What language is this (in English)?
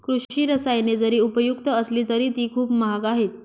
Marathi